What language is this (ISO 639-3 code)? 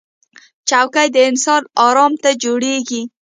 pus